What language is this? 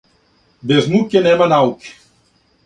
Serbian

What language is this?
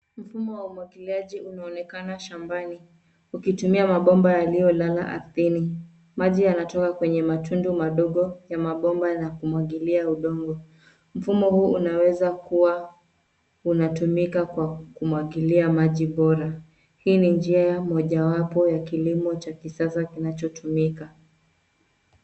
Swahili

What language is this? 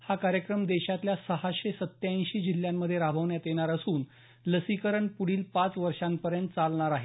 Marathi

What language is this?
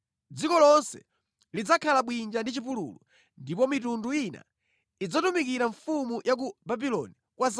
Nyanja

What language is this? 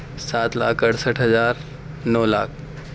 Urdu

